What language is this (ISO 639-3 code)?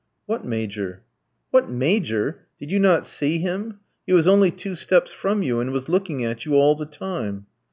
eng